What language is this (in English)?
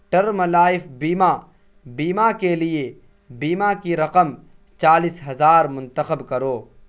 Urdu